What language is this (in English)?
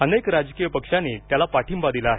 Marathi